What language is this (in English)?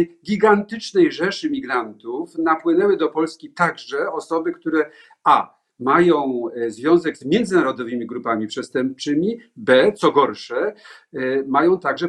Polish